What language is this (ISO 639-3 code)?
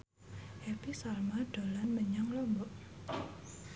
jav